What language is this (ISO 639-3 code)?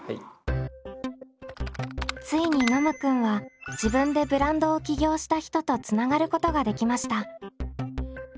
jpn